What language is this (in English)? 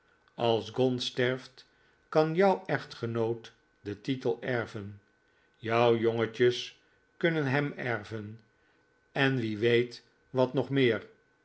Dutch